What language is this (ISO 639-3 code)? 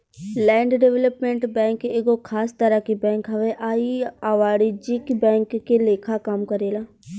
bho